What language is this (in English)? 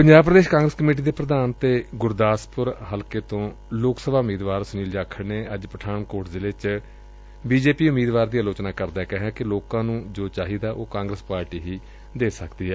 Punjabi